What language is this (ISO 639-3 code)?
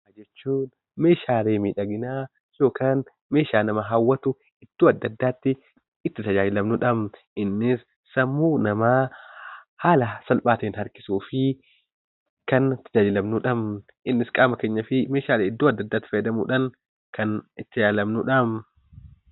orm